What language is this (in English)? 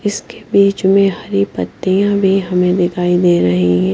Hindi